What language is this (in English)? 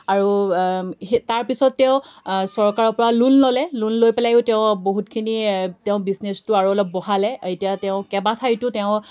Assamese